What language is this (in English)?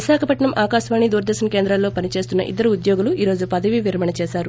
Telugu